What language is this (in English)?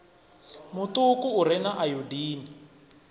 Venda